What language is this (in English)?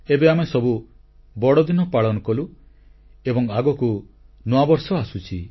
Odia